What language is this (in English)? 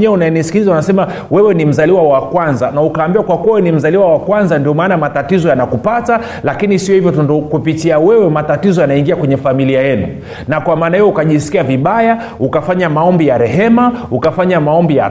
Swahili